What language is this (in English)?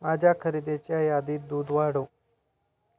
Marathi